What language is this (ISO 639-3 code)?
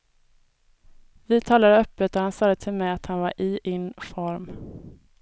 swe